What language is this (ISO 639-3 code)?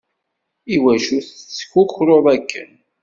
kab